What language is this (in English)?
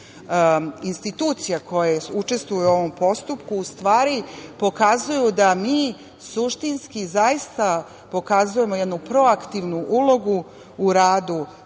Serbian